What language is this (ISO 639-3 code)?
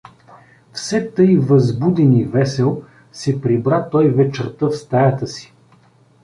bul